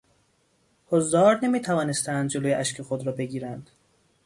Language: Persian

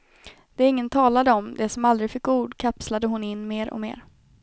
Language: Swedish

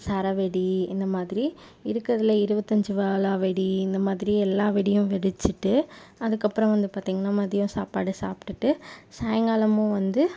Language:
Tamil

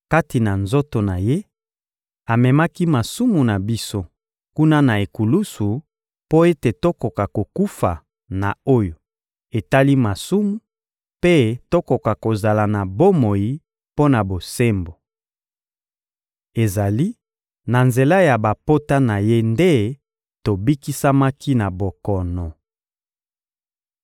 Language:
Lingala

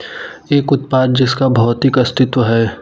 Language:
Hindi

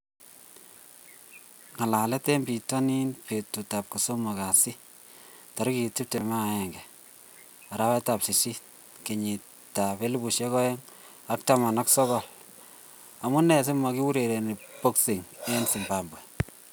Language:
Kalenjin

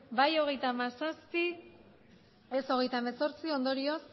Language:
Basque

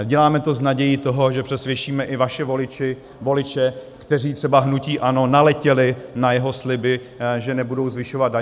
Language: Czech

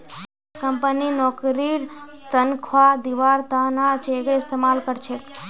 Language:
Magahi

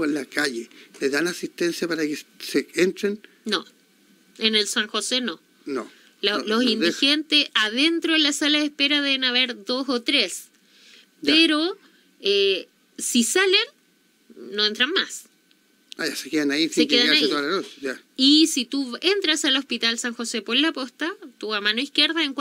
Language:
Spanish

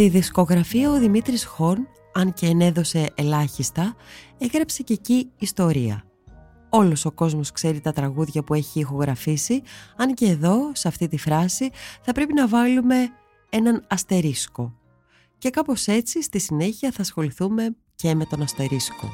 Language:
Greek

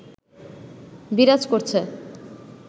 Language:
Bangla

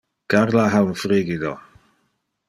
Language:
Interlingua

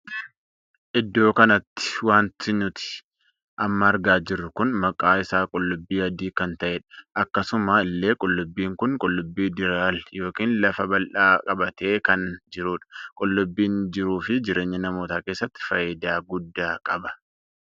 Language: Oromo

